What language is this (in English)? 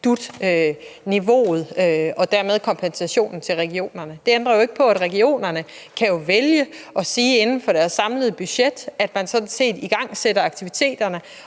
Danish